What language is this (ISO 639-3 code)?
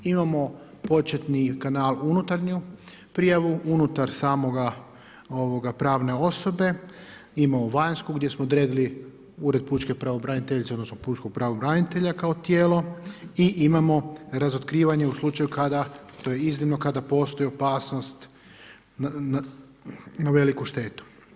hrv